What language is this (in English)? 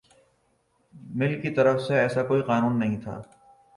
Urdu